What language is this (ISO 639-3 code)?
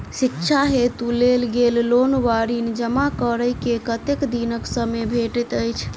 mai